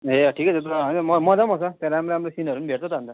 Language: Nepali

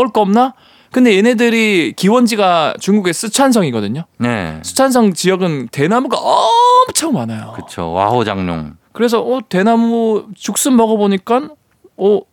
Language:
Korean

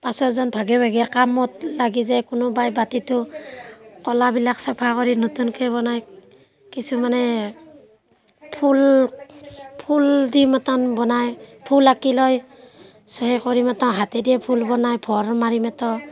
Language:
Assamese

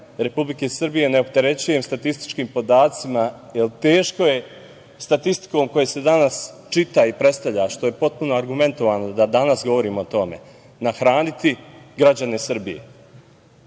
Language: Serbian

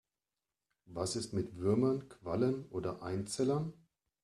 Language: German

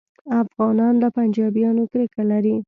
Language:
Pashto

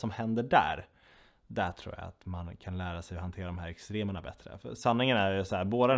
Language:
Swedish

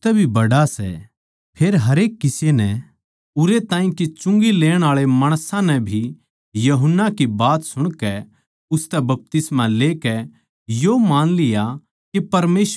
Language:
Haryanvi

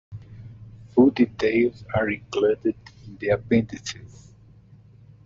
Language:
English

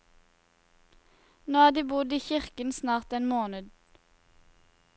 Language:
Norwegian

